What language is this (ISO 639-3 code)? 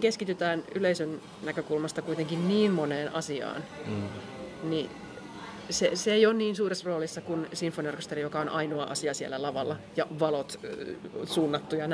fin